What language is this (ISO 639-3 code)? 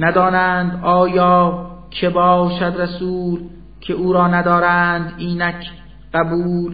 fas